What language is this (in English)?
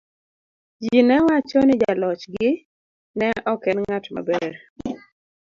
Luo (Kenya and Tanzania)